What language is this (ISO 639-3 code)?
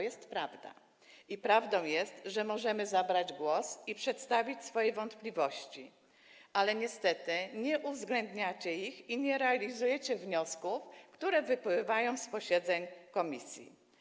pol